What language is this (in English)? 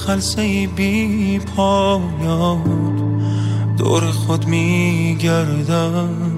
Persian